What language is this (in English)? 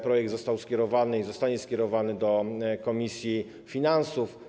Polish